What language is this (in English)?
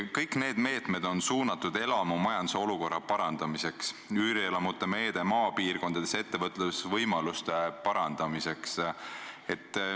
Estonian